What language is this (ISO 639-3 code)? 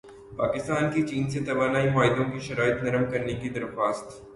urd